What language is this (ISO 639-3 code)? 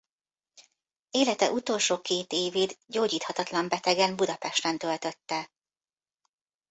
hun